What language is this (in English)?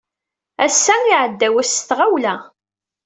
Kabyle